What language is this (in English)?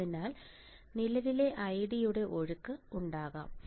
Malayalam